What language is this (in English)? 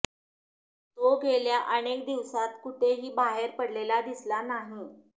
Marathi